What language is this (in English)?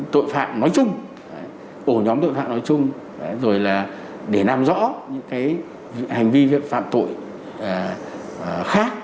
Vietnamese